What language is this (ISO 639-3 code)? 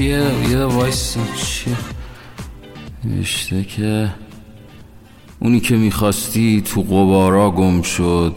fas